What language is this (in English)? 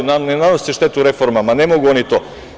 Serbian